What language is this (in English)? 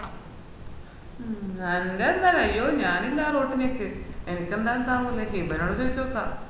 Malayalam